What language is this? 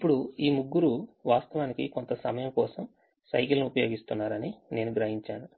Telugu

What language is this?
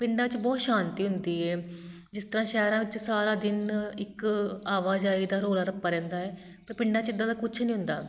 Punjabi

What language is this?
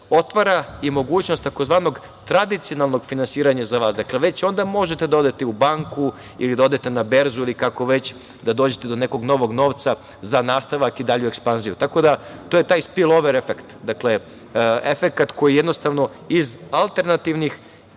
Serbian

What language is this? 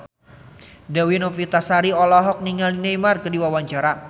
Sundanese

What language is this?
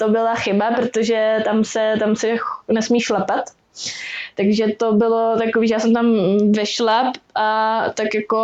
Czech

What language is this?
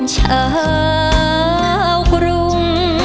Thai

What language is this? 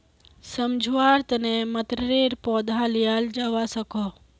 Magahi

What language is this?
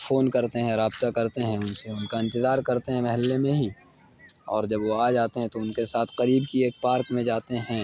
Urdu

